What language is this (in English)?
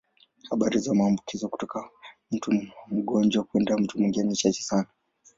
Swahili